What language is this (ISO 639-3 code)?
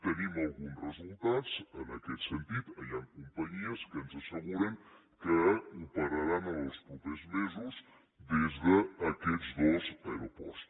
cat